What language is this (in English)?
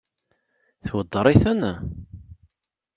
Kabyle